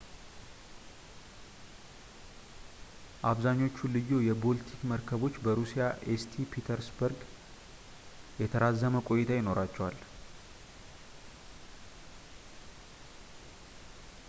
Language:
Amharic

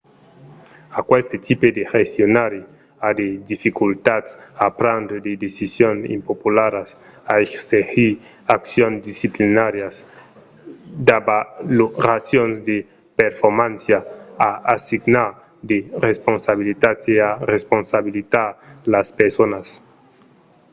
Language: Occitan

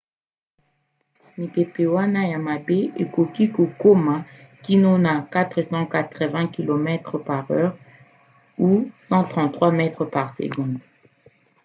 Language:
Lingala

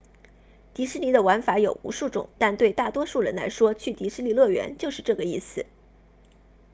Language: Chinese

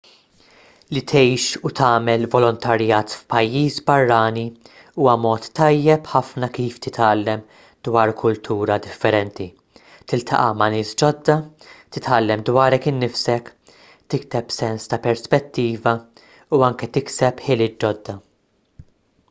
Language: Maltese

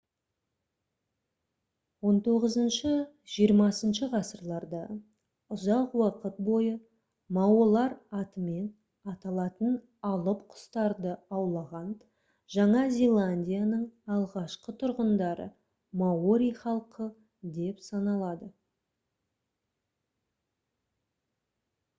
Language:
Kazakh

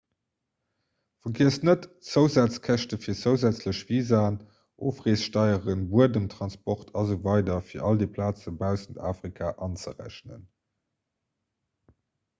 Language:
Luxembourgish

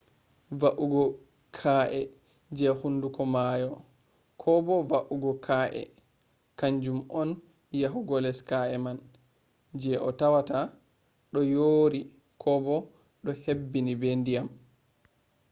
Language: Fula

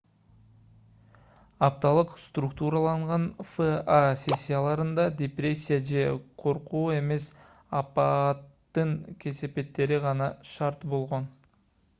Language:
Kyrgyz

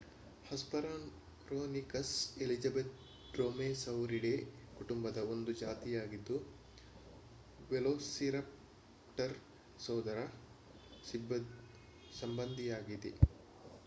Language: Kannada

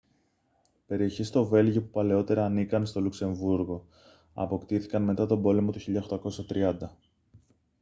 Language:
Greek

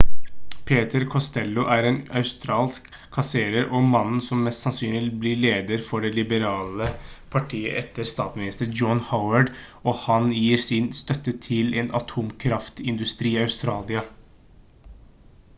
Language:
Norwegian Bokmål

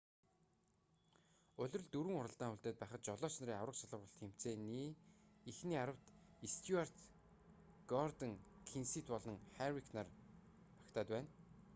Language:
Mongolian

